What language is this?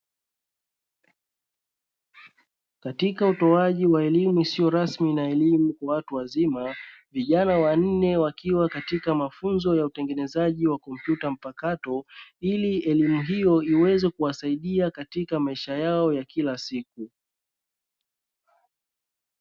Swahili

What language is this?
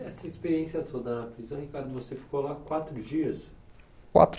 Portuguese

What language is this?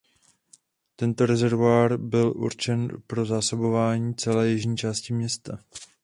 Czech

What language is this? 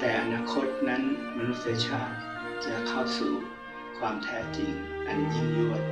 Thai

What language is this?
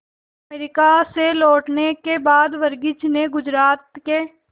Hindi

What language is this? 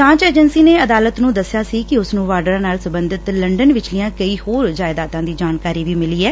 Punjabi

